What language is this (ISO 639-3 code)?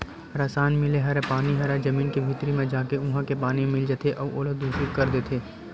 hne